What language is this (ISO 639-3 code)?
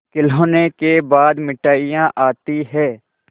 hin